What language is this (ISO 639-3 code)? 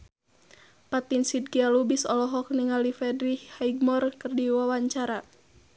sun